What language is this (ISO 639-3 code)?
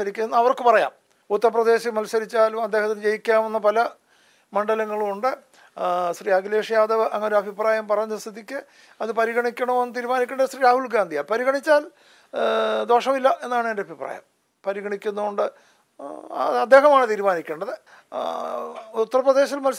ara